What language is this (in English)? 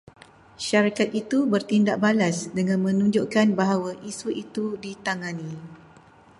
Malay